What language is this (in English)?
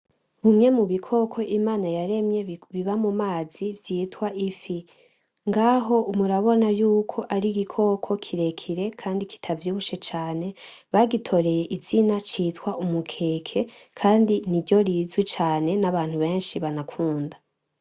Rundi